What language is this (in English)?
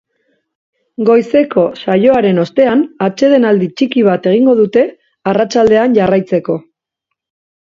Basque